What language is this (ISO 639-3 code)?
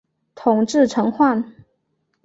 zho